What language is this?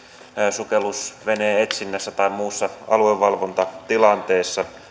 Finnish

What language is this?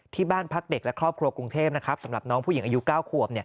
Thai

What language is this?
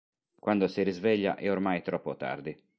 Italian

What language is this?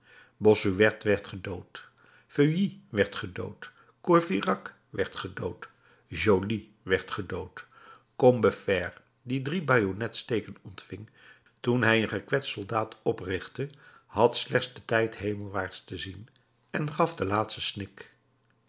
Dutch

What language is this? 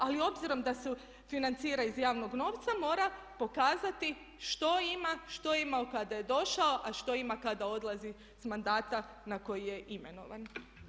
Croatian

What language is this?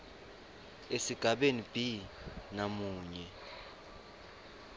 Swati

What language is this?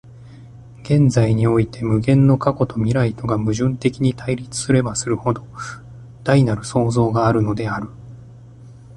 Japanese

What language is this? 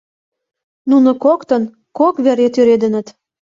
Mari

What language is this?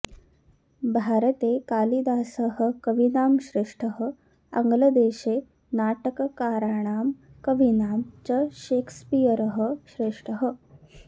Sanskrit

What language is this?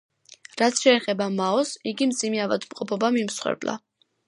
Georgian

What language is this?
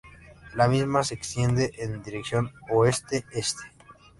Spanish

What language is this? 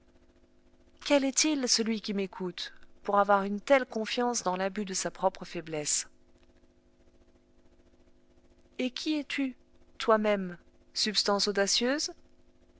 French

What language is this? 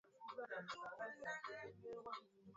Swahili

